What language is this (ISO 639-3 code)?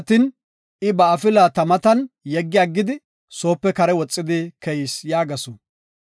gof